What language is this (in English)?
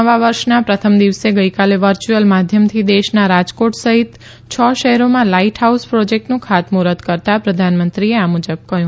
Gujarati